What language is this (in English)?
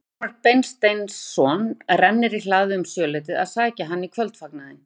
Icelandic